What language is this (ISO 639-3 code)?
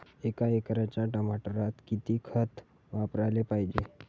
mar